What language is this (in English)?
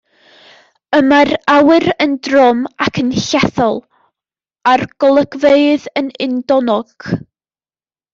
Welsh